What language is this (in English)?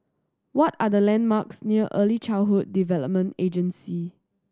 English